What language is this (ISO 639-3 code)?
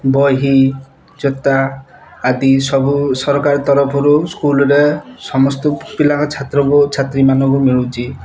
ori